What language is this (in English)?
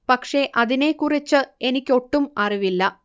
Malayalam